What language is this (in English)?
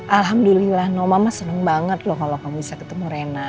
Indonesian